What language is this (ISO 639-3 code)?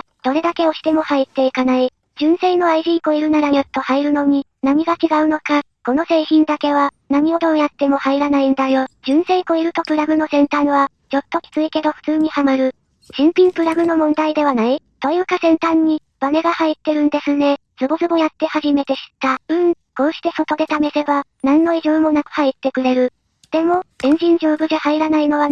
jpn